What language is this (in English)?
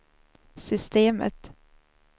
Swedish